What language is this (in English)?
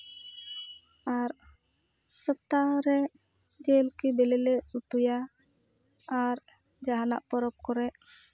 Santali